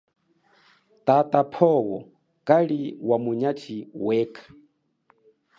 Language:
Chokwe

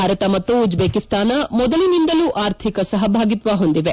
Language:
Kannada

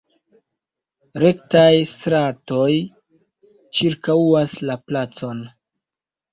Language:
Esperanto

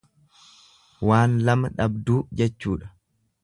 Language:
Oromo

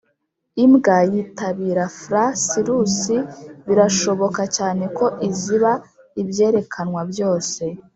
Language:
Kinyarwanda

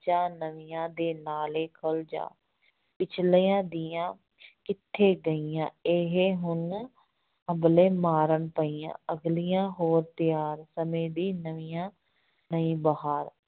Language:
Punjabi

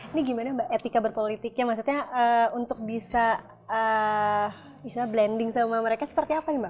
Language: Indonesian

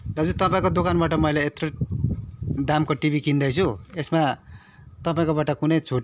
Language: Nepali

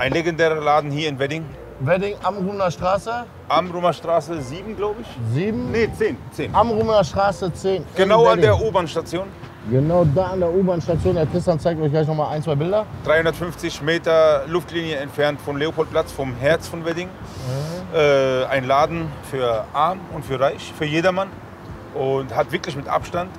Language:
German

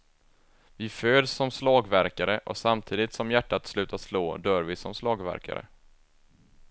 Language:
Swedish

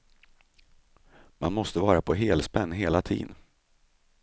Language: Swedish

